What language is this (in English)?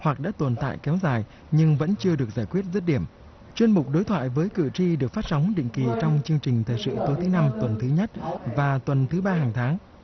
Vietnamese